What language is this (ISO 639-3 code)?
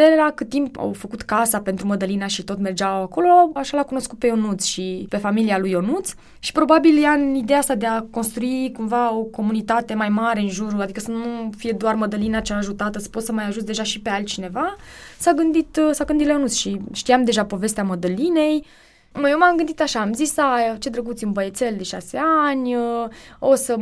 ron